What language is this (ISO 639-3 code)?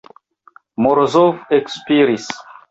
epo